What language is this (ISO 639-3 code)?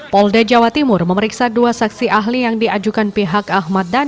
ind